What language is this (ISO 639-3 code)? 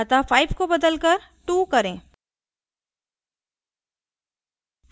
hin